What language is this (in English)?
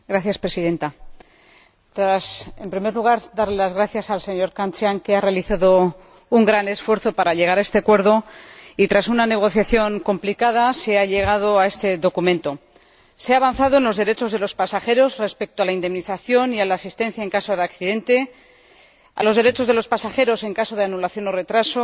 Spanish